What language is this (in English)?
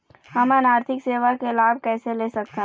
Chhattisgarhi